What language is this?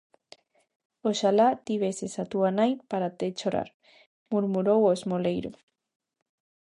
Galician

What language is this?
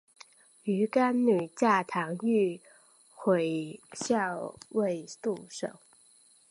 Chinese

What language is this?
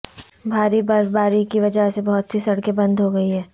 Urdu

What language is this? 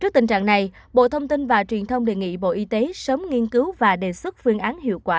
Vietnamese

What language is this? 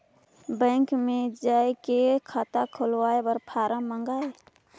Chhattisgarhi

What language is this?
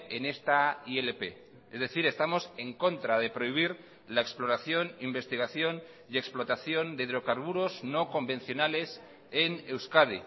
Spanish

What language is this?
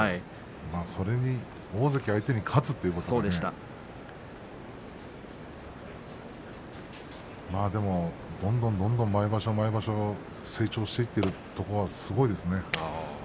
Japanese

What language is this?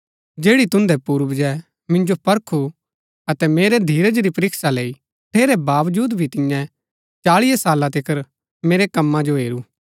Gaddi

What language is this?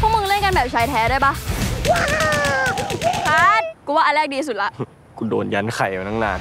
Thai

